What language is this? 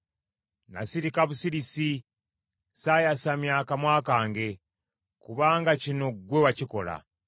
Ganda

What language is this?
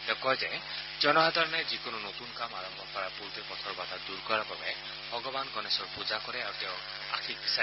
Assamese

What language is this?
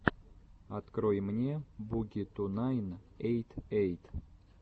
Russian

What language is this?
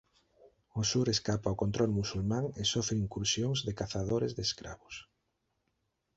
Galician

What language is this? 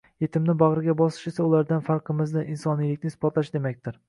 Uzbek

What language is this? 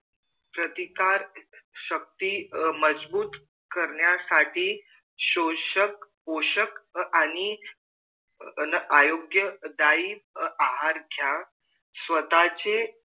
Marathi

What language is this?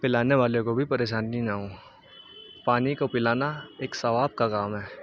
Urdu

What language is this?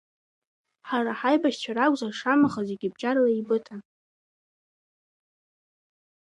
Abkhazian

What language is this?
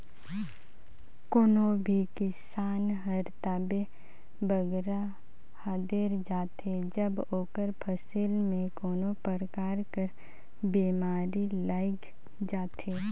Chhattisgarhi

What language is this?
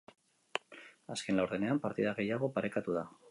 Basque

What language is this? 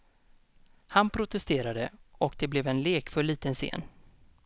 Swedish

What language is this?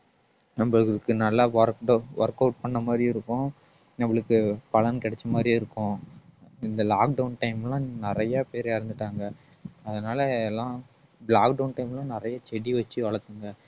Tamil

